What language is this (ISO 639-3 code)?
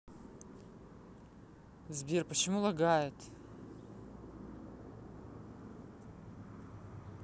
rus